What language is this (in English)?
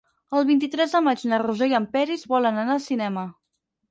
Catalan